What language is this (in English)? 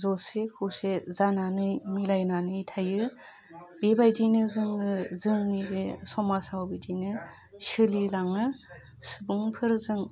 Bodo